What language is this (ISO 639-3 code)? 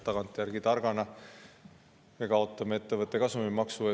est